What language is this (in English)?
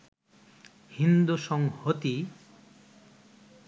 Bangla